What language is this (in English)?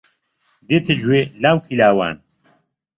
Central Kurdish